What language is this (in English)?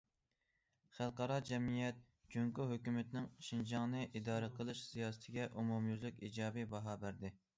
Uyghur